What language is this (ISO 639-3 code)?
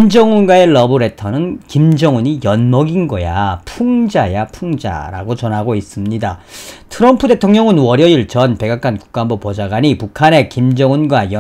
kor